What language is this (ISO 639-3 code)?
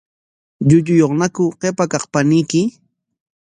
qwa